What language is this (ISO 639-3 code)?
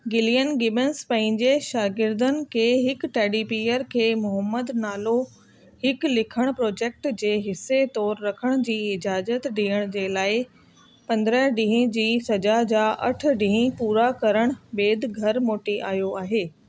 snd